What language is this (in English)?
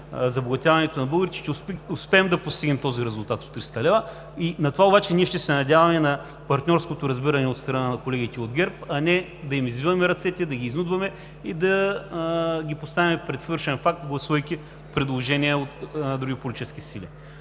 Bulgarian